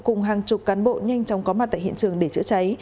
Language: Vietnamese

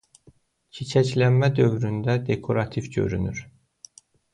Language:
Azerbaijani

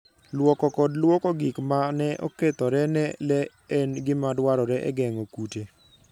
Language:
Luo (Kenya and Tanzania)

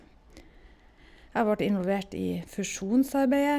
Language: Norwegian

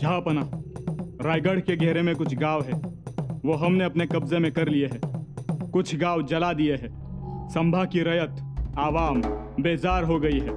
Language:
Hindi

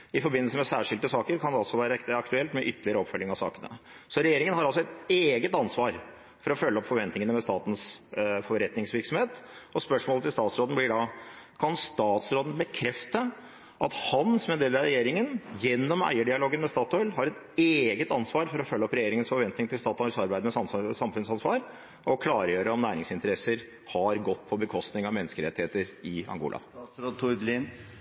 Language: Norwegian Bokmål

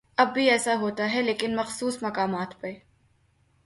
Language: Urdu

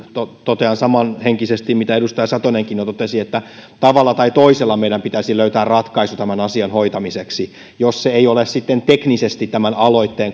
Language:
Finnish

